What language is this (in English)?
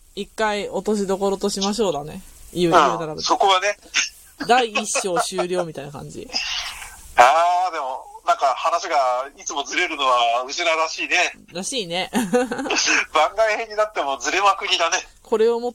Japanese